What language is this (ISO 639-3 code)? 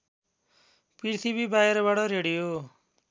nep